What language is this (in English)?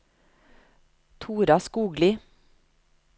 Norwegian